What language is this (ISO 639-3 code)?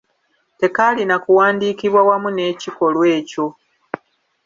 lug